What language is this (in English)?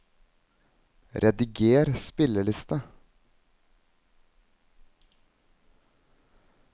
Norwegian